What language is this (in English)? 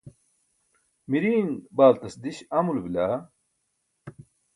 Burushaski